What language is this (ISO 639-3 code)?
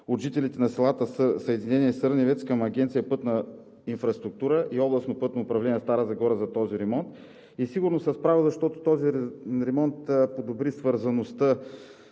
bul